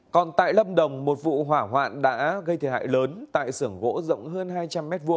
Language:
Vietnamese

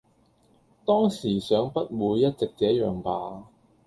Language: Cantonese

